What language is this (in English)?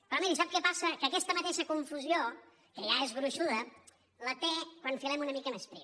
Catalan